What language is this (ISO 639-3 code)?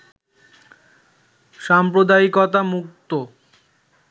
ben